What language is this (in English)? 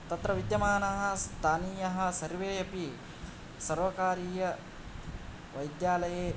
Sanskrit